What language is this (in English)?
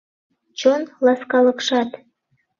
Mari